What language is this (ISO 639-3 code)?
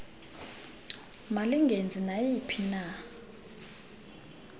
xho